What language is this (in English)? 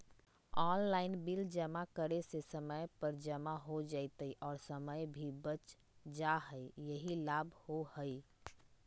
Magahi